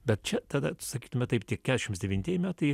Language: Lithuanian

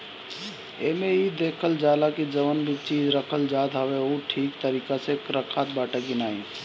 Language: Bhojpuri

